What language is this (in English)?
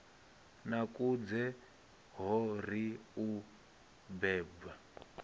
Venda